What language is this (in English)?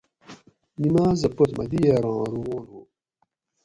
Gawri